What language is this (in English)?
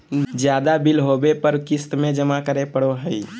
Magahi